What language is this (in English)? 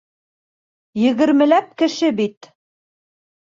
Bashkir